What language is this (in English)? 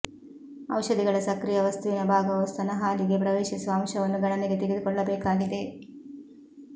Kannada